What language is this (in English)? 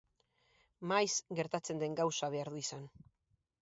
Basque